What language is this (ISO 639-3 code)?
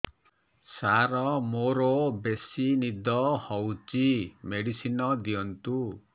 ori